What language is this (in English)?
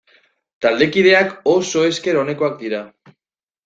Basque